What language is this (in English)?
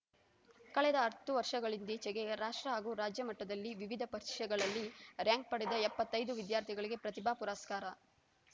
Kannada